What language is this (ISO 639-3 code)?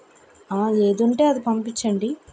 tel